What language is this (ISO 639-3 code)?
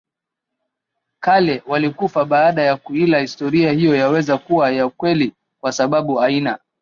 swa